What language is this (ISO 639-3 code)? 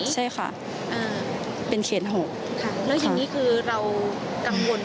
tha